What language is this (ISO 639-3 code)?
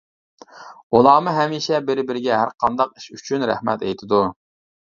uig